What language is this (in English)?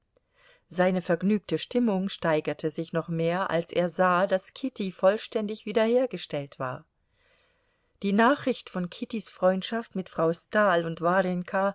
German